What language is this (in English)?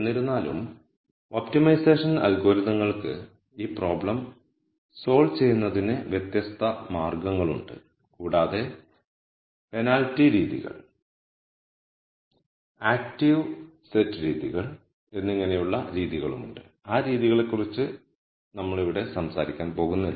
Malayalam